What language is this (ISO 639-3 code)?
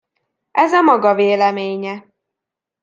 hun